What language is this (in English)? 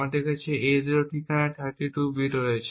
Bangla